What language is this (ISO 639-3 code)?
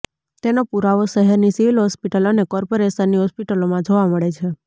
guj